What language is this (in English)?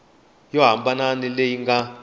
Tsonga